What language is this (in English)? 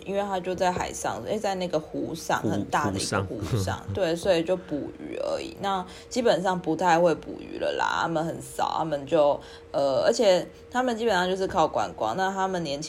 Chinese